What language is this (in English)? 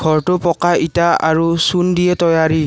Assamese